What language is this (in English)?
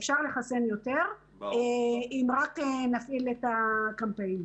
Hebrew